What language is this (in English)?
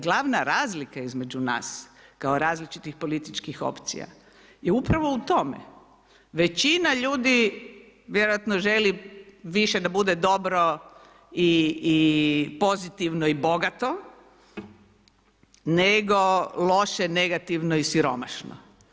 Croatian